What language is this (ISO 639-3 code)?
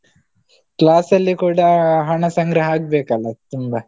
kan